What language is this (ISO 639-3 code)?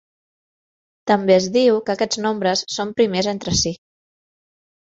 cat